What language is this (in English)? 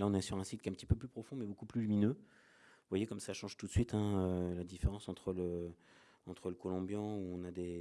French